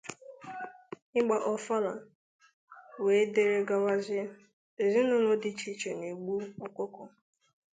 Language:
Igbo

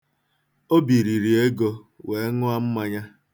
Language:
Igbo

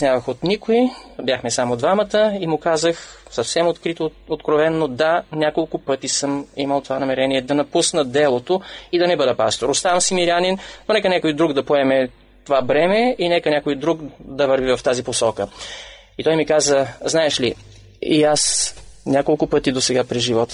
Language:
Bulgarian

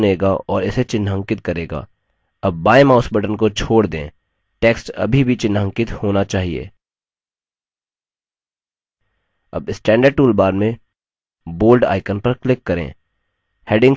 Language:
Hindi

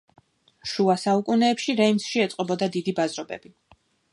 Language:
Georgian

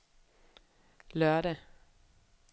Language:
Danish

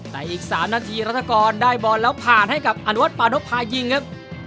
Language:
Thai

